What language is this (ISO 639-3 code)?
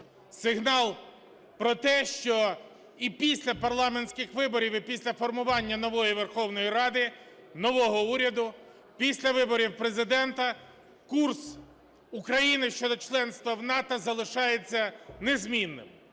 ukr